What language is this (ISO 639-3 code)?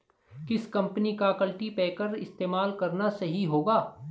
hin